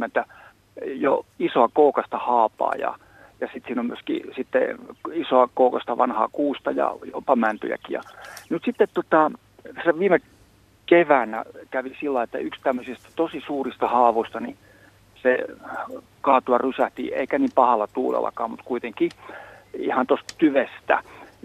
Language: Finnish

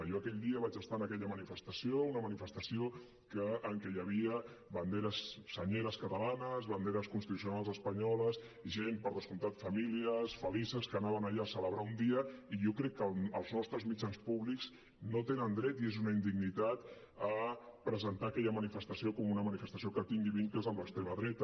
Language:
Catalan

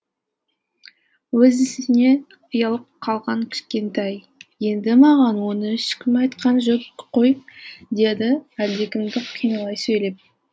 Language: Kazakh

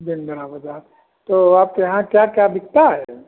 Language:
Hindi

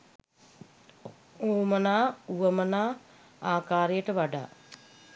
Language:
Sinhala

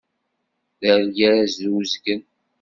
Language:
Kabyle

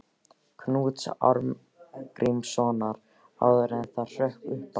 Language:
Icelandic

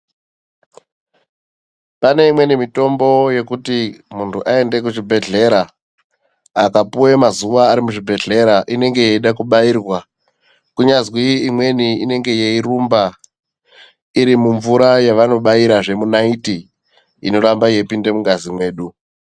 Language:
Ndau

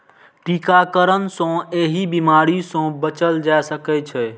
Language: Maithili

